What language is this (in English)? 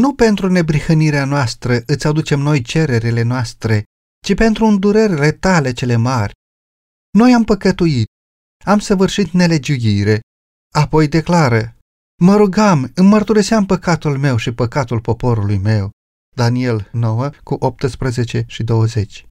Romanian